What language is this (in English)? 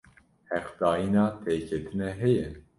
Kurdish